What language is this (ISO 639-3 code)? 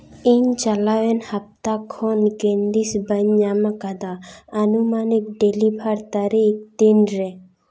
sat